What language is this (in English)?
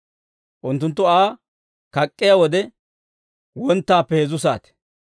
Dawro